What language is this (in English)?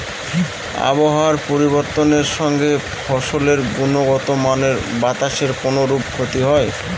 Bangla